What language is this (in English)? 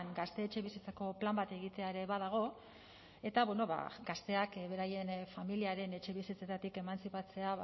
Basque